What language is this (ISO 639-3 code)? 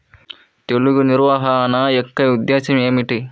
tel